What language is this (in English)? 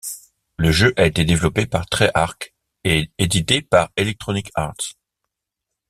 French